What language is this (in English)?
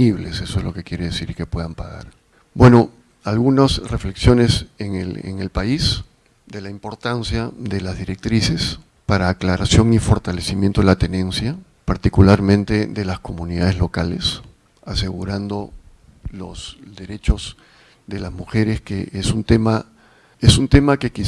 Spanish